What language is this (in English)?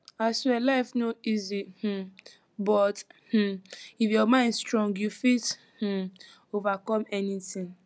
Nigerian Pidgin